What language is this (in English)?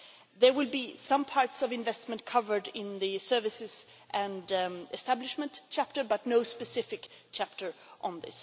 English